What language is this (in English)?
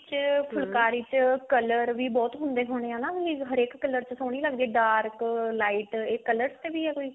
Punjabi